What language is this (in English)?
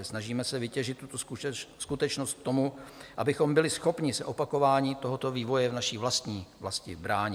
Czech